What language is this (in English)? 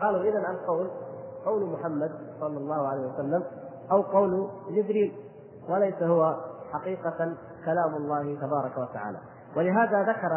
Arabic